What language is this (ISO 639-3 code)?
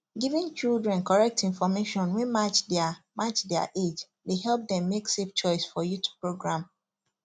pcm